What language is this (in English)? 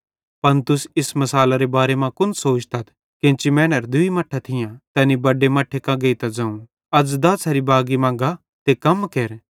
Bhadrawahi